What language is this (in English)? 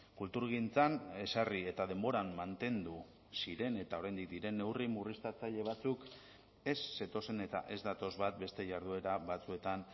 Basque